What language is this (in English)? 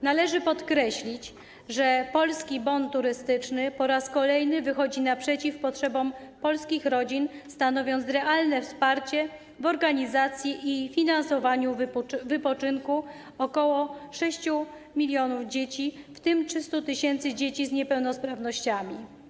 Polish